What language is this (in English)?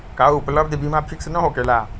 Magahi